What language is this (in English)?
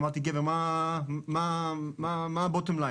Hebrew